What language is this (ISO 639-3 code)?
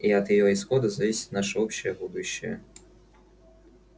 rus